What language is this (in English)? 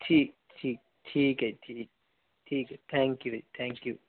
Punjabi